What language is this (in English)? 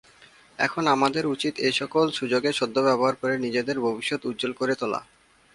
Bangla